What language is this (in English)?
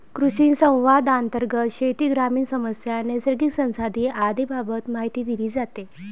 Marathi